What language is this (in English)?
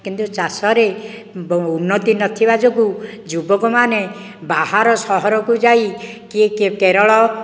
Odia